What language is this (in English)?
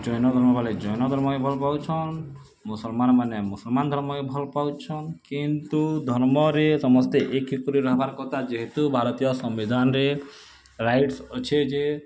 Odia